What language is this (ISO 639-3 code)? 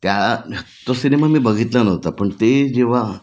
mar